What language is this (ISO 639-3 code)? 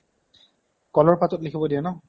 asm